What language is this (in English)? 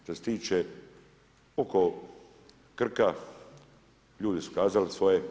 Croatian